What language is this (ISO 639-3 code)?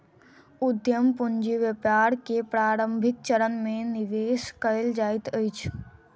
mai